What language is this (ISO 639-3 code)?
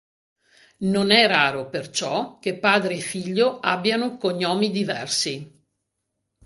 ita